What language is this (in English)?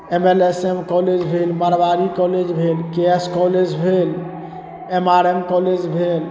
Maithili